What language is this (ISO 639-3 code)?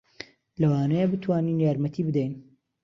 ckb